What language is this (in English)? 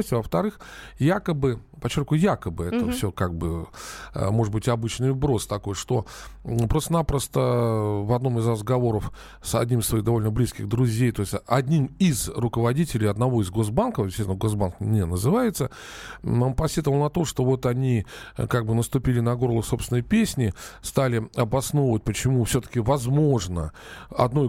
Russian